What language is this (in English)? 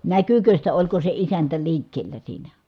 Finnish